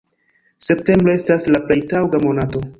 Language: Esperanto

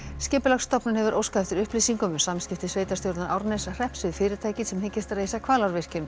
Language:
Icelandic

